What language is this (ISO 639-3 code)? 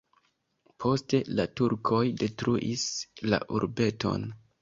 epo